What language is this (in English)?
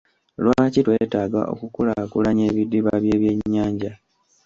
Ganda